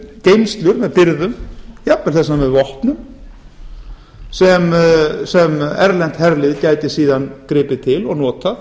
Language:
Icelandic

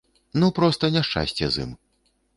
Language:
Belarusian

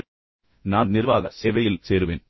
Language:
Tamil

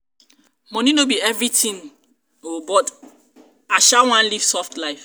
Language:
Nigerian Pidgin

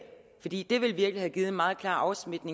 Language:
Danish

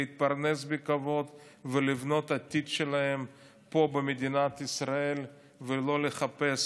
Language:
Hebrew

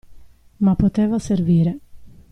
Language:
Italian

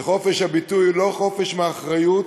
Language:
Hebrew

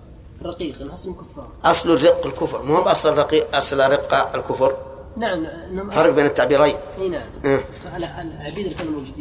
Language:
Arabic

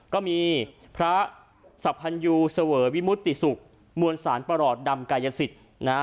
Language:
Thai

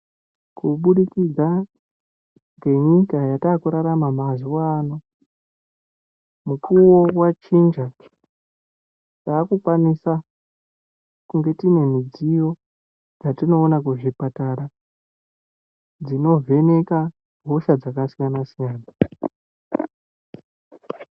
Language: Ndau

